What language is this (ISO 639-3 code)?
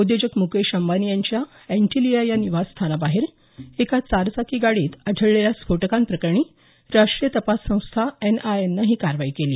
mar